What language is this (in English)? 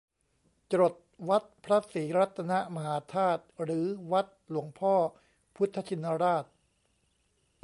Thai